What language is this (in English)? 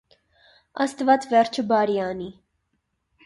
Armenian